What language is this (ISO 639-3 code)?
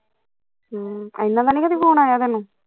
pan